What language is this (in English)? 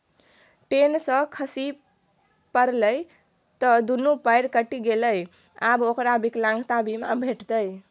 Maithili